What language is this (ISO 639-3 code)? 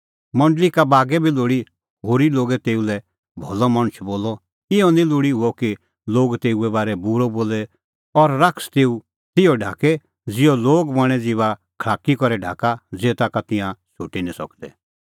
kfx